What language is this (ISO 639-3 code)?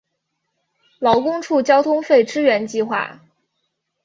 zho